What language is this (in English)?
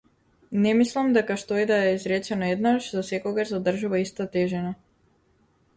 Macedonian